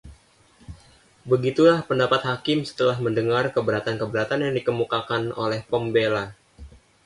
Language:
Indonesian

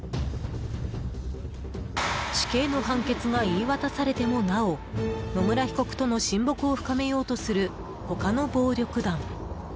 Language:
Japanese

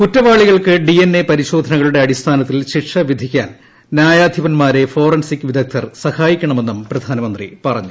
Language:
Malayalam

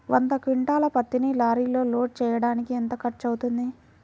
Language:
Telugu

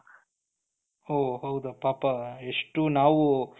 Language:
Kannada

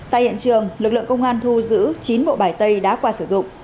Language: Vietnamese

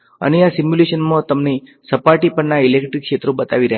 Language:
Gujarati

